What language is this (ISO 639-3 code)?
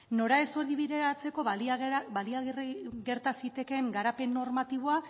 eus